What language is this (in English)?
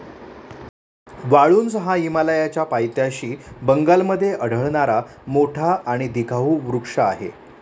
Marathi